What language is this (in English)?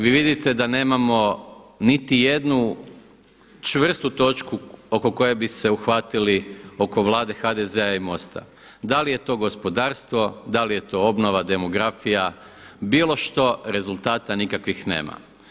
Croatian